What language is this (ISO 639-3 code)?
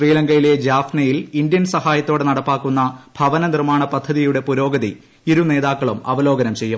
mal